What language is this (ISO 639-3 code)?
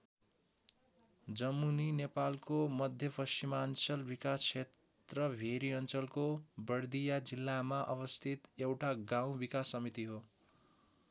nep